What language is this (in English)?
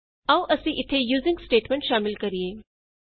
Punjabi